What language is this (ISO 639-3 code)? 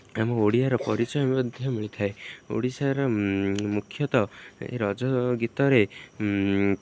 ori